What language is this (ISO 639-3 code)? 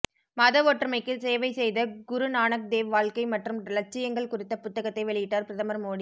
tam